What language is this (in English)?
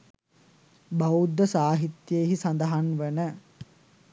Sinhala